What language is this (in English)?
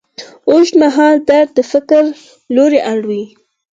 Pashto